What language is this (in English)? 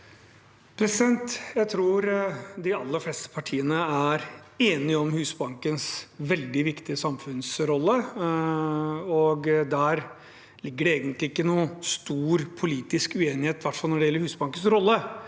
Norwegian